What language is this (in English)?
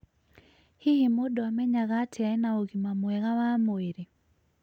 Kikuyu